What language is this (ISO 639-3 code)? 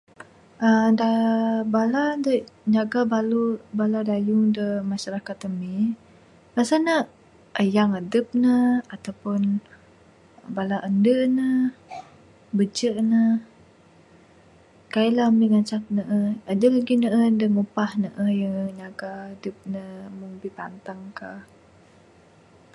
sdo